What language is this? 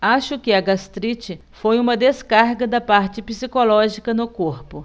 Portuguese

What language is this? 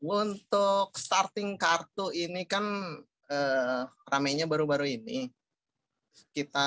Indonesian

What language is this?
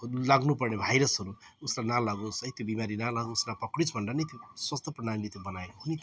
Nepali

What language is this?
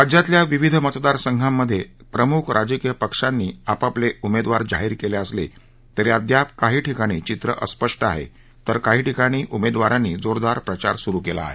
Marathi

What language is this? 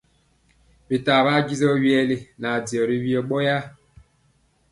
Mpiemo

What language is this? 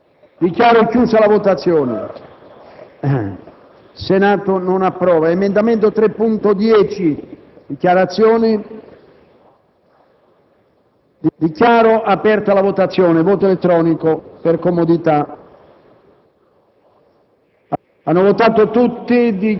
Italian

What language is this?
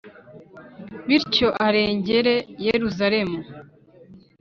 Kinyarwanda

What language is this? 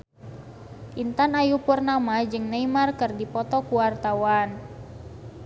Sundanese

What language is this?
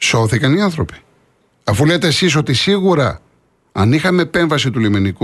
Greek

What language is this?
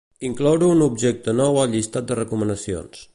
Catalan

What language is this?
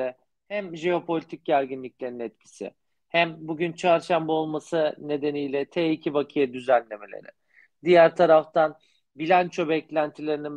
Turkish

